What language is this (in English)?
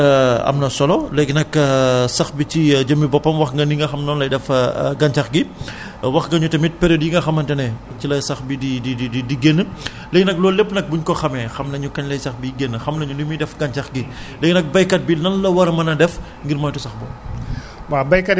Wolof